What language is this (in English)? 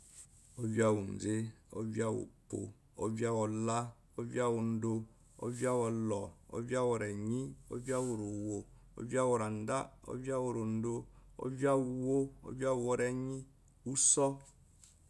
Eloyi